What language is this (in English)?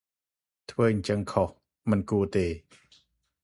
Khmer